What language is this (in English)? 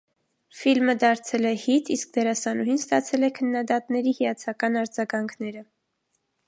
Armenian